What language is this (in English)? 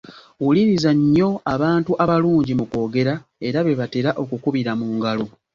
Ganda